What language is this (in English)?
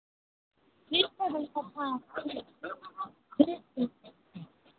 Hindi